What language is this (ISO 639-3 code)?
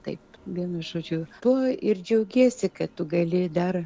lit